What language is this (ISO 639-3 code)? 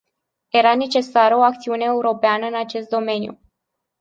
ron